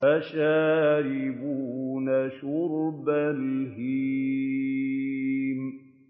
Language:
Arabic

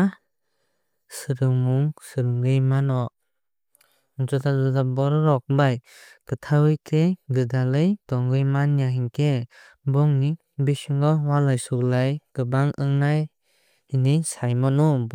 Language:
Kok Borok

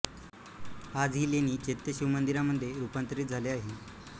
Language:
Marathi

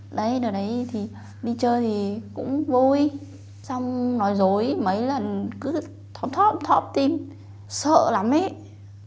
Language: Vietnamese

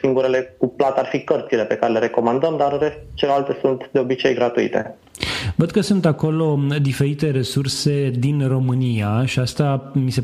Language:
Romanian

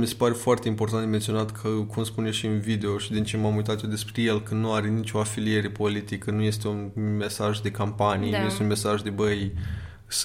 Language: Romanian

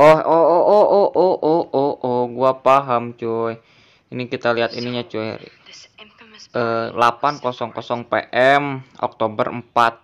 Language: Indonesian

